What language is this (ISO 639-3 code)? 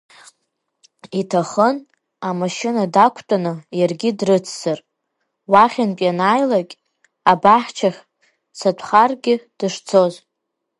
abk